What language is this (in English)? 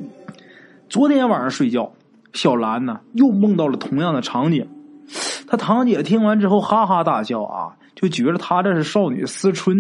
Chinese